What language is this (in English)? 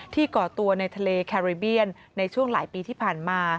Thai